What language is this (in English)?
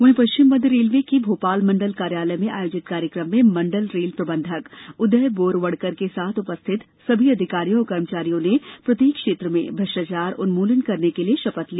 Hindi